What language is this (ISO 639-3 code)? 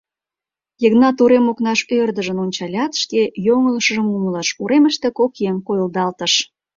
chm